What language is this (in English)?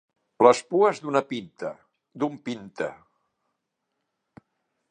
Catalan